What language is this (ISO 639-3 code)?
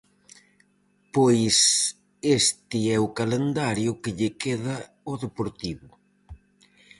glg